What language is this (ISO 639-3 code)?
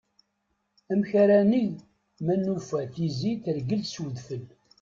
kab